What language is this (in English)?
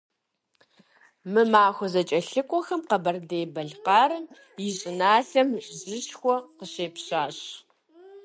Kabardian